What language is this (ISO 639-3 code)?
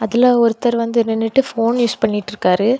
tam